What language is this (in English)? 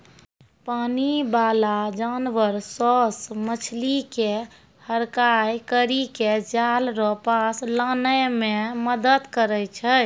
Maithili